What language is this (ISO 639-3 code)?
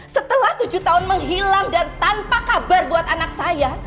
ind